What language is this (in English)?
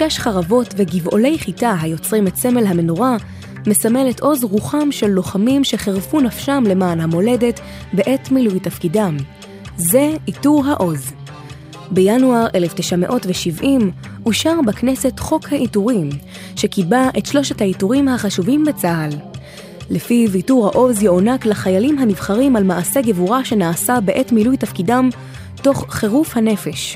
Hebrew